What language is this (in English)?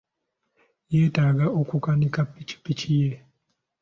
Ganda